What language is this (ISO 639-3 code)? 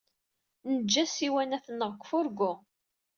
kab